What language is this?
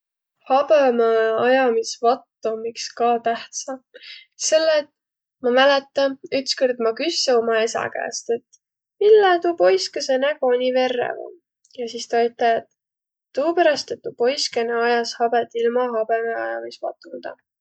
Võro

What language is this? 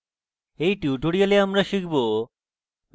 Bangla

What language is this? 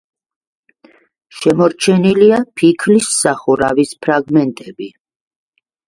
Georgian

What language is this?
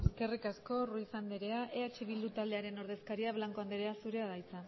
Basque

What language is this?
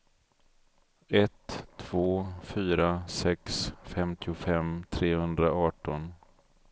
Swedish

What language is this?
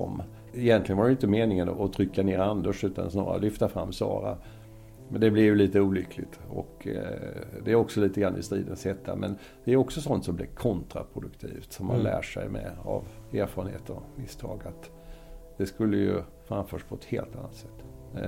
Swedish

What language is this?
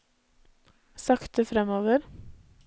Norwegian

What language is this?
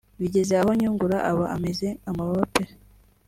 Kinyarwanda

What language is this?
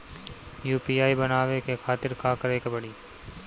Bhojpuri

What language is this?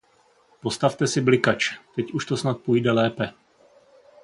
Czech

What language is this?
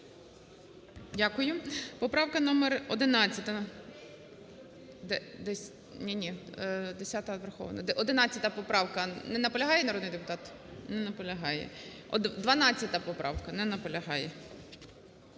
Ukrainian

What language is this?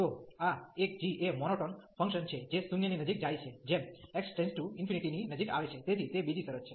Gujarati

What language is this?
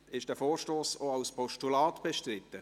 Swiss German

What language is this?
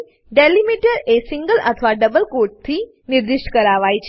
Gujarati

